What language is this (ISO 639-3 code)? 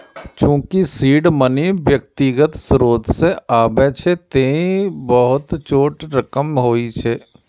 mai